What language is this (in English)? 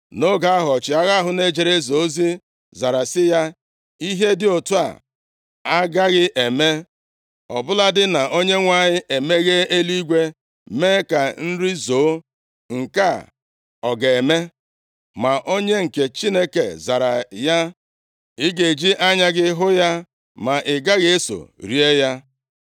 Igbo